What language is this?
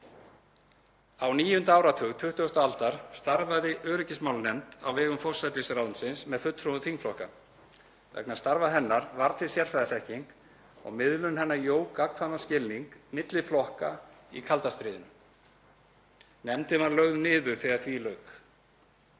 Icelandic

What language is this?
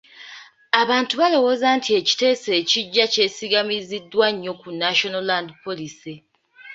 Ganda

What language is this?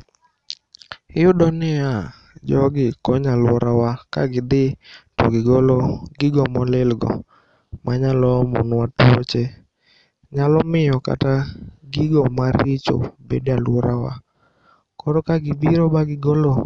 Luo (Kenya and Tanzania)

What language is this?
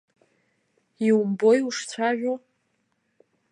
Abkhazian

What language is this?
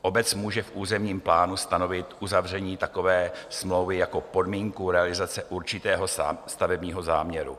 Czech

